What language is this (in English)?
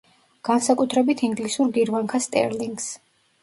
Georgian